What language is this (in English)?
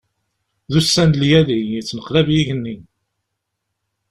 Kabyle